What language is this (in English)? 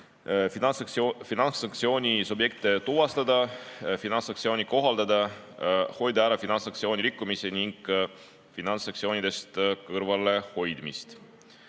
Estonian